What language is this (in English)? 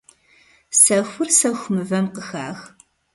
Kabardian